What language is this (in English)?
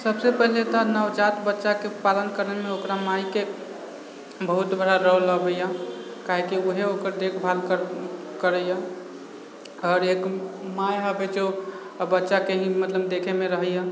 Maithili